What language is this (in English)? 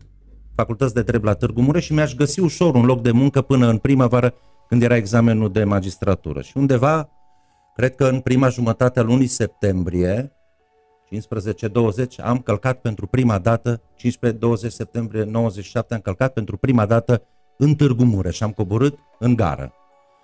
Romanian